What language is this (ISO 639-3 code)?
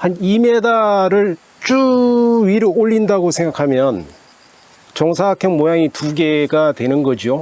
kor